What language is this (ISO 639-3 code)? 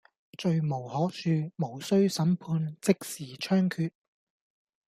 yue